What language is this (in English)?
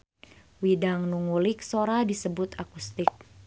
Sundanese